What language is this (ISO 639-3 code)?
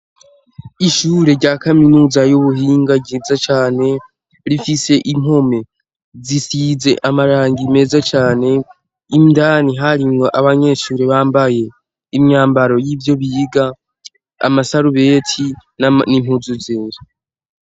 run